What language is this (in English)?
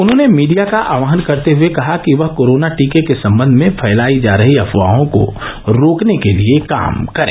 Hindi